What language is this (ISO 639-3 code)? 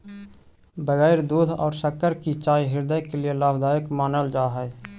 mag